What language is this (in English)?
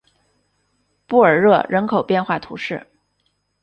Chinese